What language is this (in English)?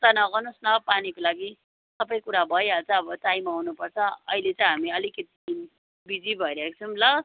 Nepali